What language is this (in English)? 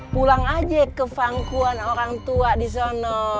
Indonesian